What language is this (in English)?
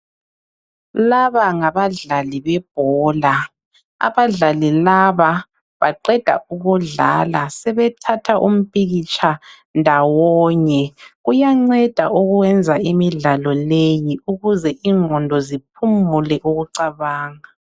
North Ndebele